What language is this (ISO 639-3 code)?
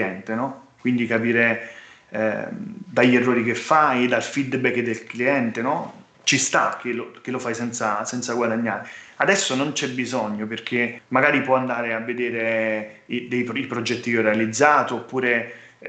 ita